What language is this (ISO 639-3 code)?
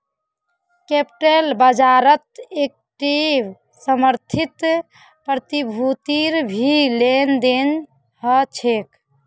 mag